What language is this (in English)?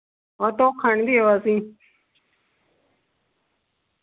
Dogri